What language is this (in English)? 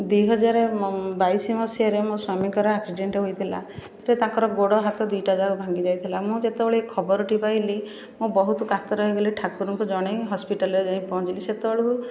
Odia